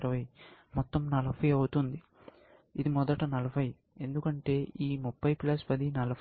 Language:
Telugu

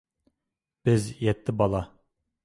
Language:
Uyghur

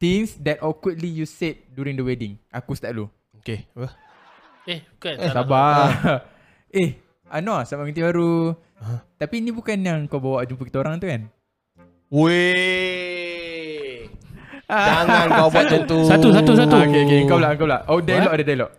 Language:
Malay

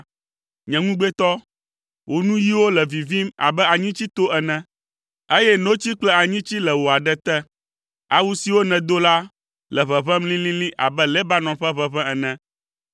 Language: Ewe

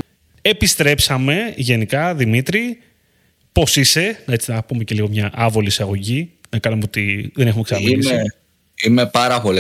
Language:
Greek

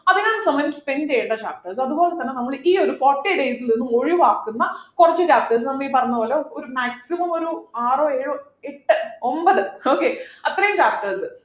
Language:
Malayalam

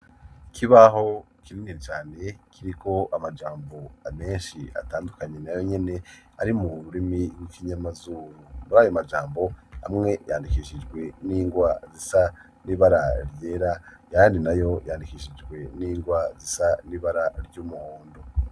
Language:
Rundi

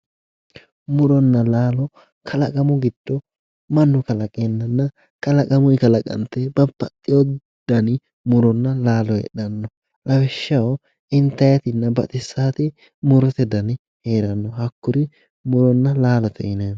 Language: Sidamo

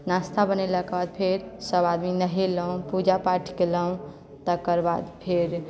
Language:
Maithili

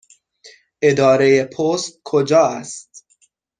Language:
Persian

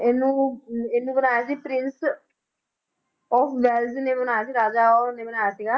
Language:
Punjabi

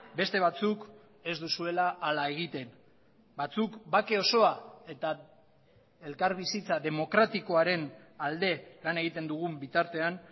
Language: Basque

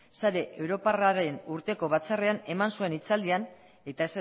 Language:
Basque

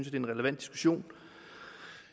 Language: Danish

